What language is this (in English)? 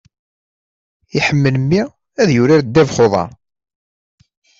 Kabyle